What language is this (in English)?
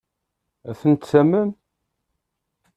Kabyle